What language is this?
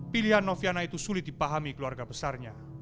Indonesian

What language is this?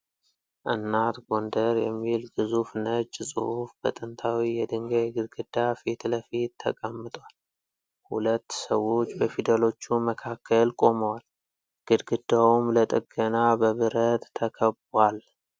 Amharic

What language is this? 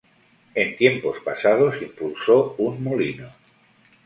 Spanish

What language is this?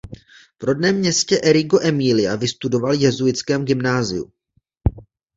Czech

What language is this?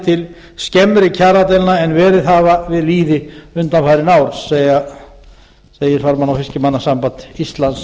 Icelandic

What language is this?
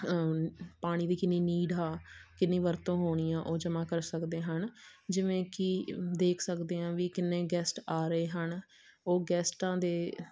Punjabi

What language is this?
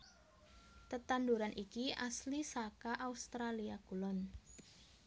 Javanese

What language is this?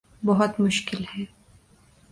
Urdu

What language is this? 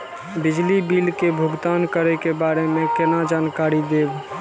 Maithili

